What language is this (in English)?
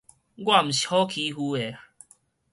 Min Nan Chinese